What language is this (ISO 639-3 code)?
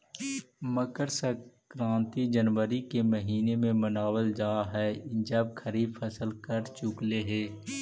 mag